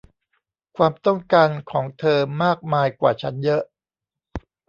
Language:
Thai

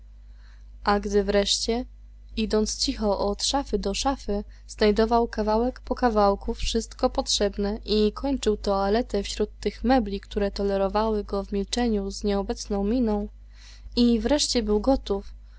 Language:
Polish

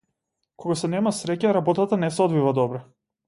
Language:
Macedonian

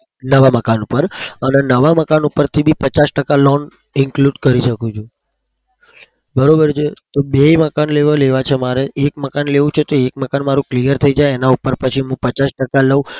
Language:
Gujarati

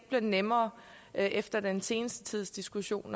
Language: Danish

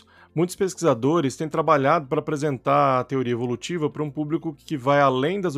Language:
Portuguese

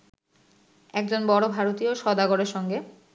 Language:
Bangla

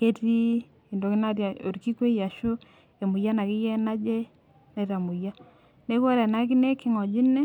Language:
Masai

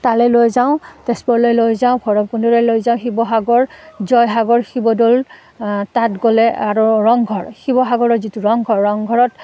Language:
Assamese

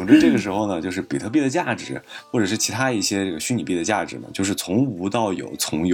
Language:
Chinese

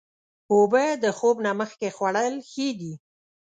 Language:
Pashto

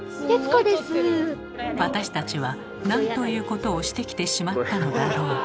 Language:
Japanese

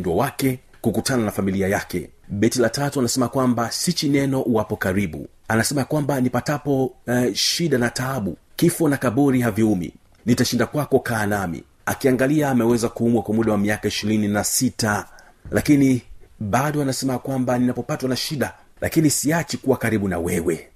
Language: Swahili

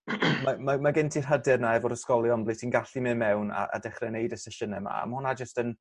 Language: Welsh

